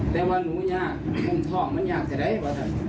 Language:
Thai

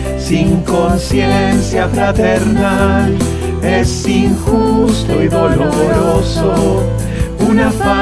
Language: Spanish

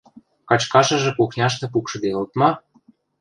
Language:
Western Mari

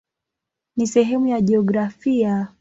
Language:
Swahili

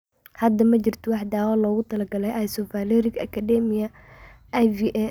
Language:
Somali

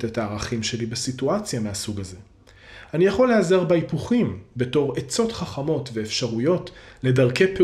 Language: Hebrew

